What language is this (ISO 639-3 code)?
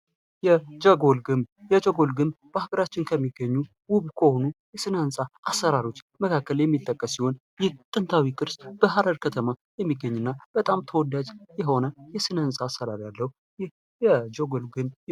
amh